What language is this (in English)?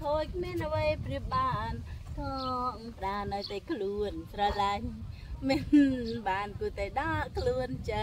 Thai